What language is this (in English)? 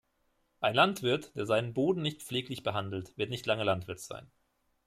German